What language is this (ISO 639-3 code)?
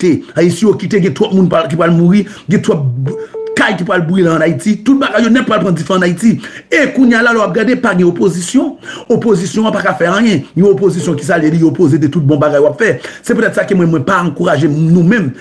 fra